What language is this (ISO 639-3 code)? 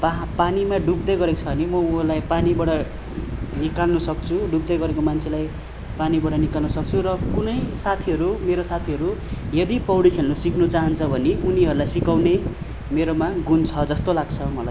nep